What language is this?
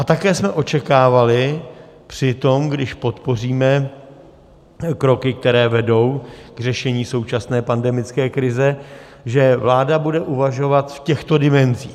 Czech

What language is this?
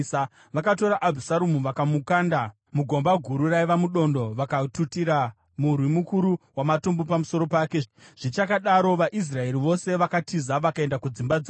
Shona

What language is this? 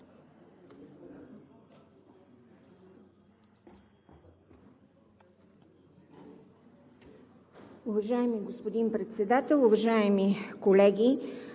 Bulgarian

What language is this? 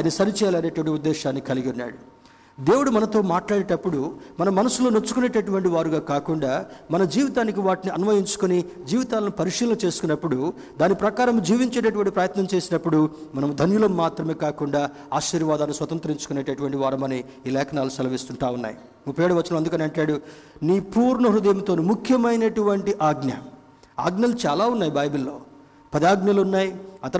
Telugu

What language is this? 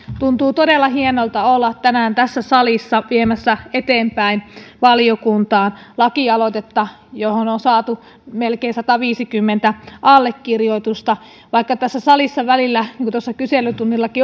Finnish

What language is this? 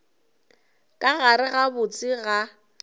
Northern Sotho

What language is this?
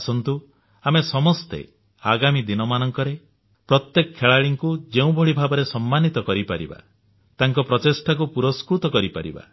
Odia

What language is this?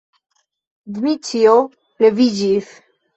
Esperanto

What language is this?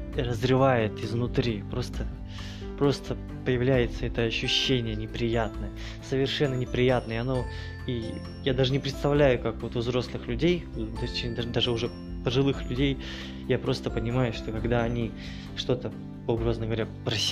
Russian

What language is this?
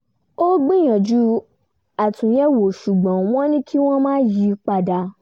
Yoruba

